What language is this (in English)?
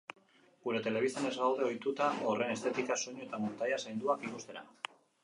Basque